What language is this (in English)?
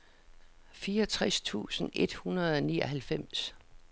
Danish